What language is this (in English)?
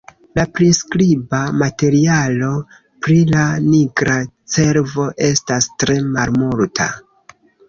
Esperanto